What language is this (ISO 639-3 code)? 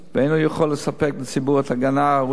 heb